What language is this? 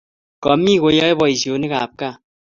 Kalenjin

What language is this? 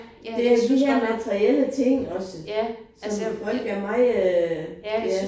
Danish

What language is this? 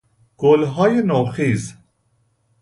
Persian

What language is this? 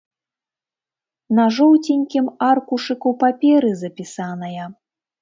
Belarusian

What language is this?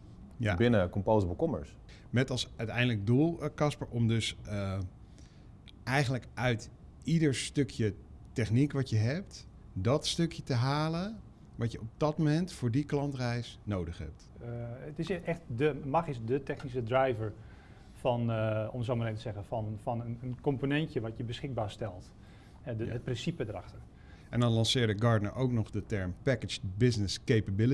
Dutch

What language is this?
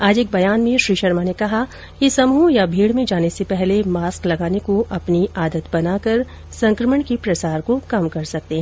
Hindi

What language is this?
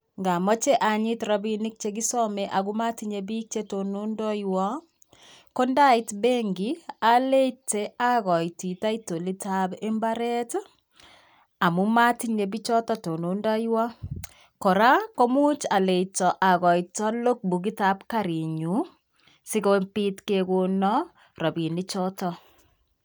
Kalenjin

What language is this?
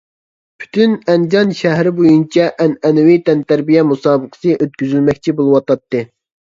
Uyghur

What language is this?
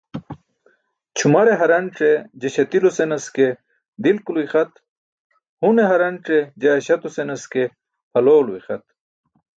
Burushaski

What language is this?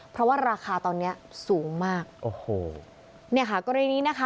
Thai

